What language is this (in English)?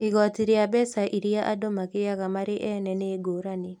Kikuyu